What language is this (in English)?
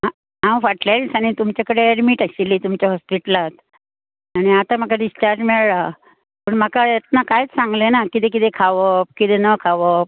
Konkani